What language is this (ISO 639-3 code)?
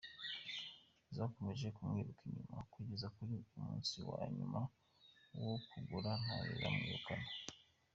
kin